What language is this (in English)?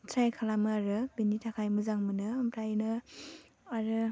Bodo